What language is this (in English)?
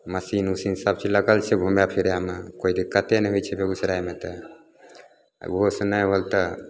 Maithili